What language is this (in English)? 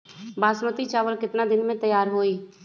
Magahi